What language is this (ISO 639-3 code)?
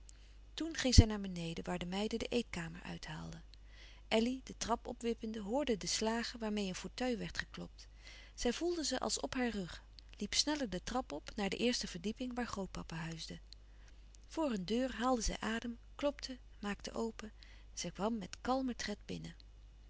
nld